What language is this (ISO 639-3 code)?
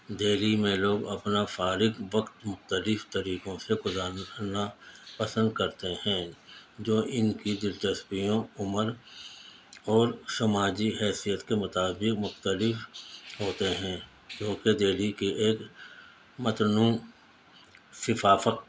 urd